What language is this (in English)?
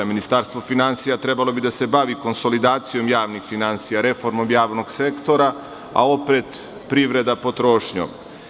Serbian